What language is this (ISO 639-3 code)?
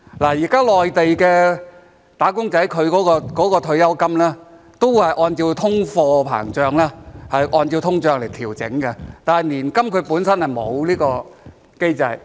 yue